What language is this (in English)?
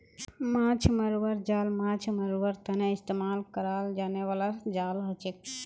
Magahi